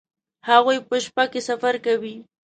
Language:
Pashto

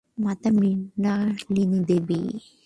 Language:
Bangla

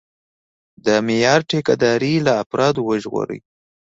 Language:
Pashto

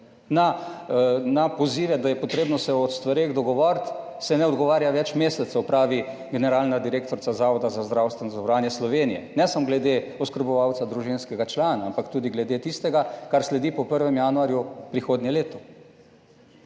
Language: Slovenian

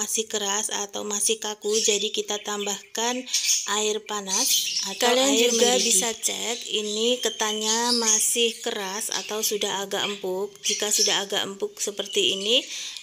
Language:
Indonesian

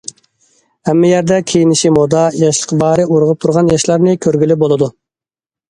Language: Uyghur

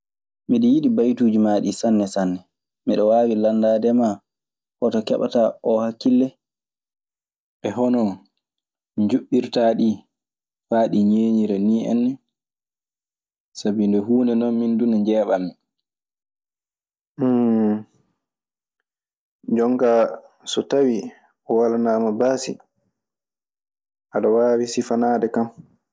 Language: Maasina Fulfulde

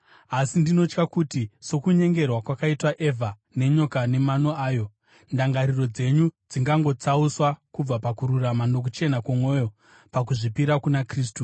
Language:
Shona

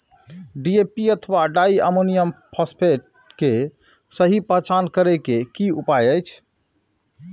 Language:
Maithili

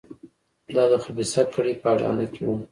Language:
Pashto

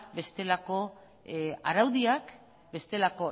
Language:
Basque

